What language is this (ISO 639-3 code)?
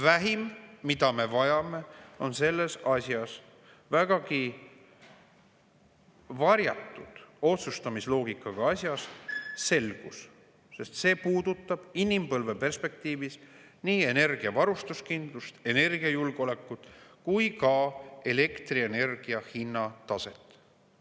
est